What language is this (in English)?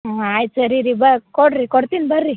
Kannada